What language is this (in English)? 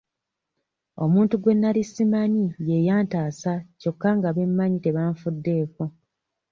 Ganda